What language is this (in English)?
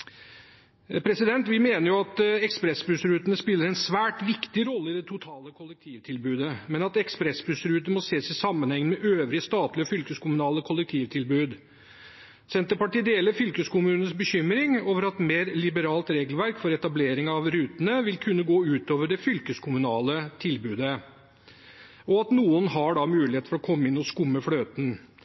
Norwegian Bokmål